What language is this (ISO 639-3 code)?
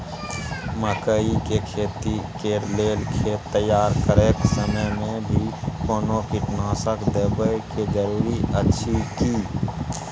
mai